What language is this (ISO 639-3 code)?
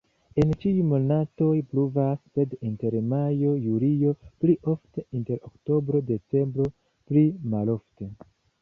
epo